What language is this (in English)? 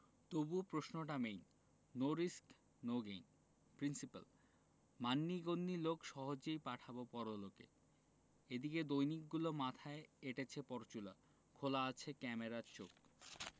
Bangla